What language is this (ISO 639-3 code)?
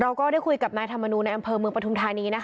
tha